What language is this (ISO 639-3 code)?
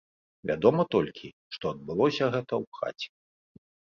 bel